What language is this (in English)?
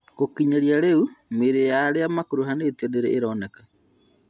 Kikuyu